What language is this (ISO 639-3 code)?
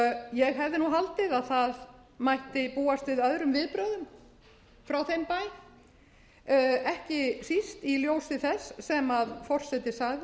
isl